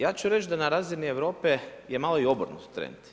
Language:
Croatian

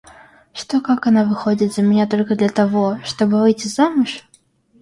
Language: Russian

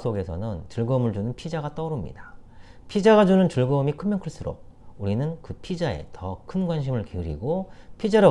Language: Korean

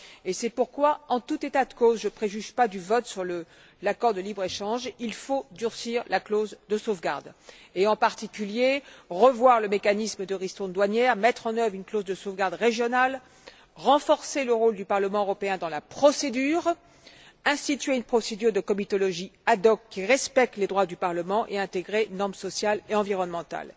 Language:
French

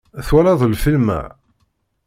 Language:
Kabyle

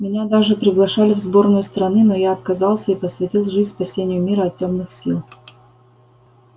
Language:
Russian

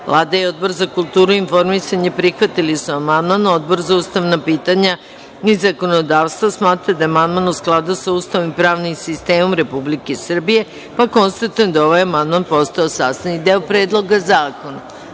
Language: Serbian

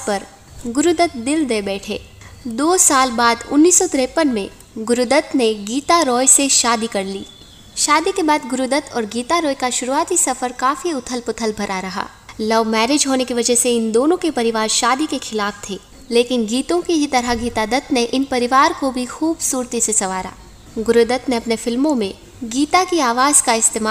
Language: Hindi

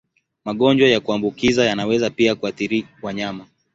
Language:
Swahili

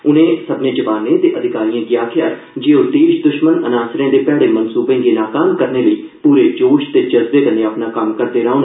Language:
Dogri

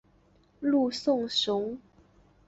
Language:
Chinese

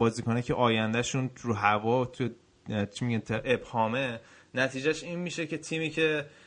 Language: Persian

